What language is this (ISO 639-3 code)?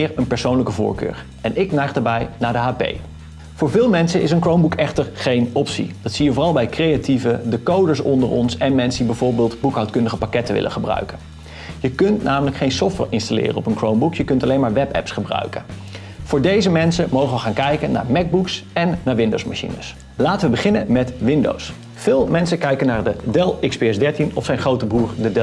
nld